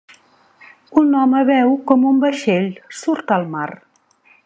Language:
Catalan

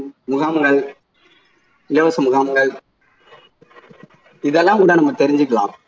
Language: Tamil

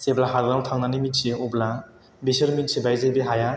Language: Bodo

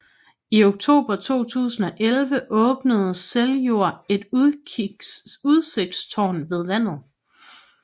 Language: Danish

